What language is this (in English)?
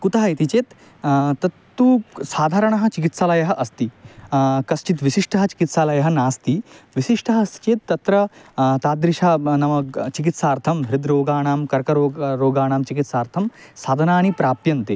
Sanskrit